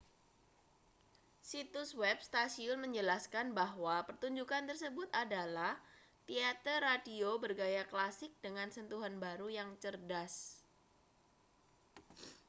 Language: Indonesian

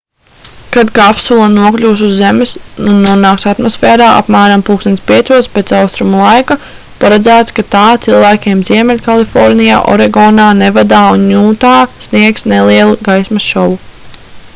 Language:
Latvian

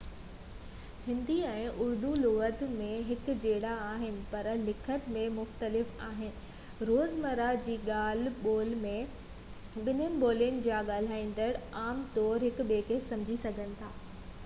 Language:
Sindhi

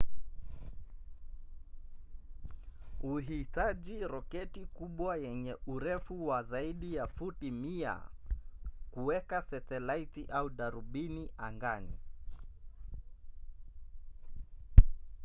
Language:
Swahili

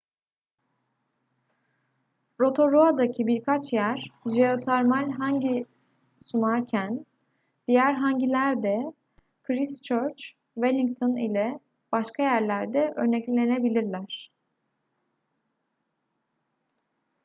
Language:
Turkish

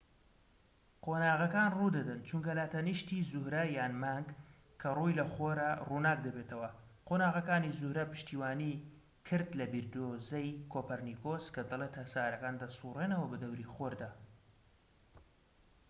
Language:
Central Kurdish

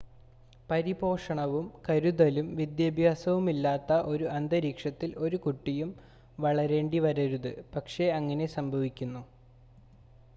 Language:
Malayalam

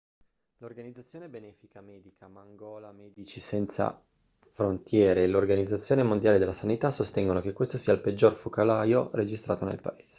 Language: Italian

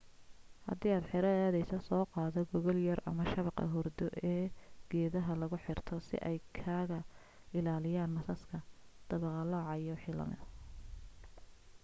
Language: Somali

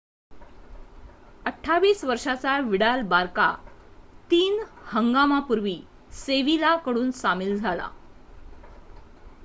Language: Marathi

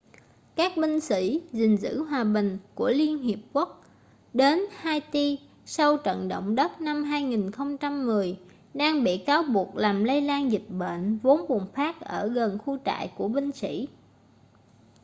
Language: Vietnamese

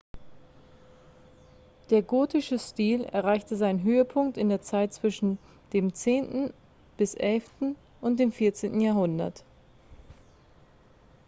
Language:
German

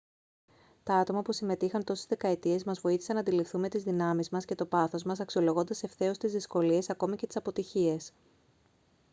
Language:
Greek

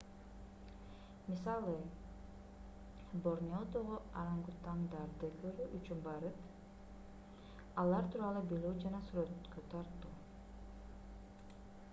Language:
Kyrgyz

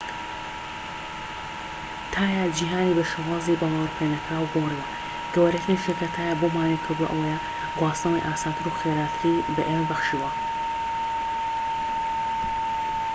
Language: Central Kurdish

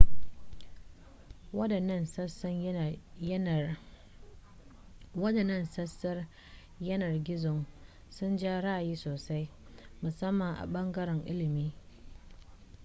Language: Hausa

